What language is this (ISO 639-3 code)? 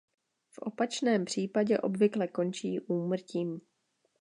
ces